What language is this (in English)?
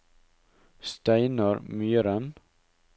Norwegian